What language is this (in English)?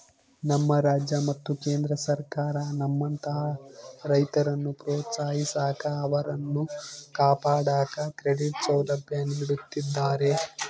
Kannada